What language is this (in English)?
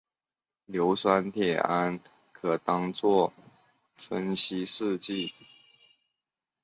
Chinese